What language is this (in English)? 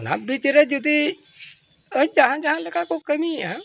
Santali